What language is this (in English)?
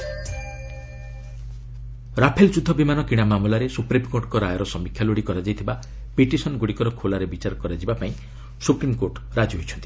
Odia